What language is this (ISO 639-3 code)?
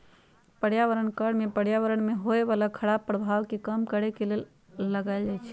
mag